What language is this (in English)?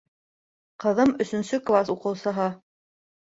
Bashkir